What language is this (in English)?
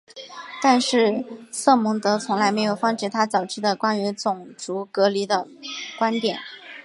Chinese